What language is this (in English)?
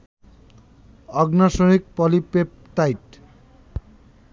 Bangla